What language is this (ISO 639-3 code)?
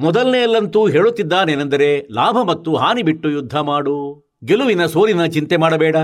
kan